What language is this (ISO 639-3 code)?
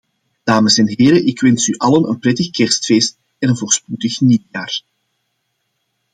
nld